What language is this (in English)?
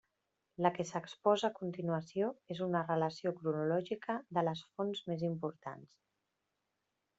Catalan